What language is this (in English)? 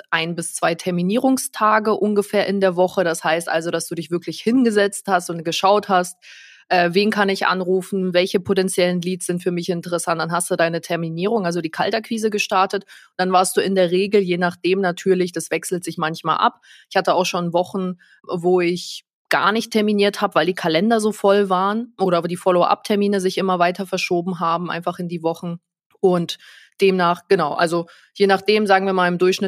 German